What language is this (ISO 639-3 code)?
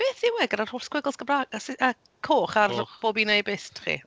cym